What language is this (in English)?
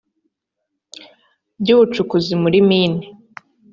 Kinyarwanda